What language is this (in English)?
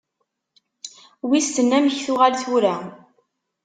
Kabyle